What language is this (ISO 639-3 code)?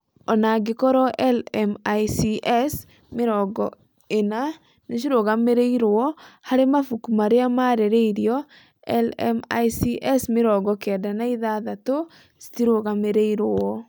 kik